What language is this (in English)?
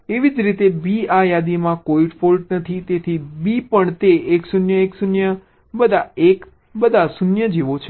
Gujarati